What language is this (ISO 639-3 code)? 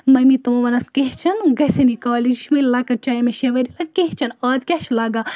kas